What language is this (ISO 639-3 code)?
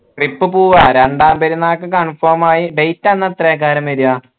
mal